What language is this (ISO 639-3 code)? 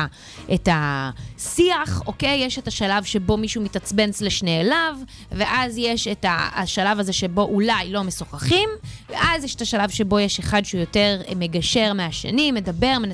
heb